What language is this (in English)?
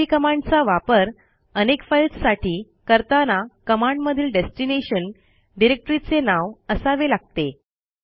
Marathi